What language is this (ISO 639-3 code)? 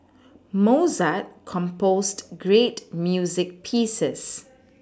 eng